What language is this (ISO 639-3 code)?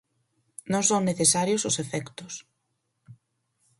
glg